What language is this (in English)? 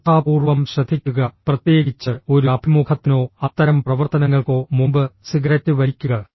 Malayalam